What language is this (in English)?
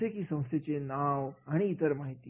Marathi